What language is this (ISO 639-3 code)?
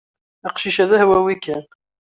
kab